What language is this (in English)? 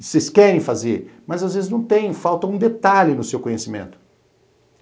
Portuguese